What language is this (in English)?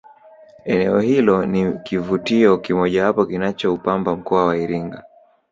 Swahili